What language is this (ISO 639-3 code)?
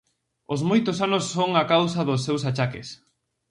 glg